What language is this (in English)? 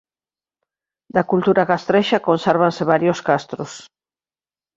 Galician